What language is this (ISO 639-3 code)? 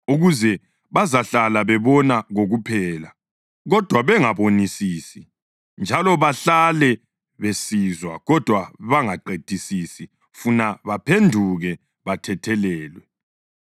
nde